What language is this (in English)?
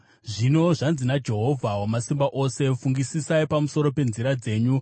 Shona